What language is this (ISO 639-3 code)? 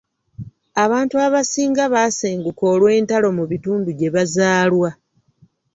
lug